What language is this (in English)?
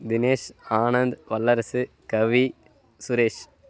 Tamil